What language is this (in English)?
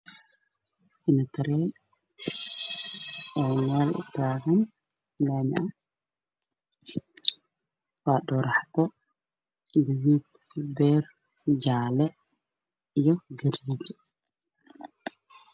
Somali